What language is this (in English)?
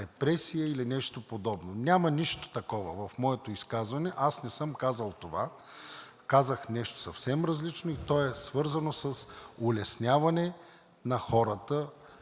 Bulgarian